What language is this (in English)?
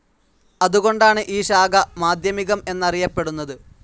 Malayalam